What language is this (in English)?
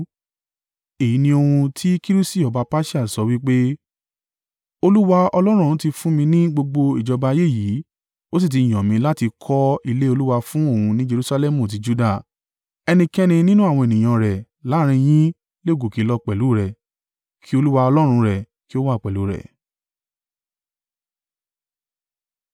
Yoruba